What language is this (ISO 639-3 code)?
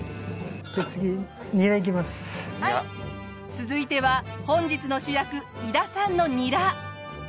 jpn